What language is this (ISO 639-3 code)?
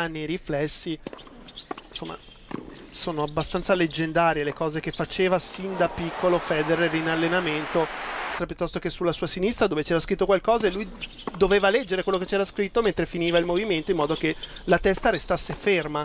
ita